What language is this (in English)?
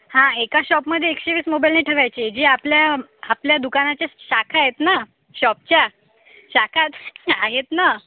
Marathi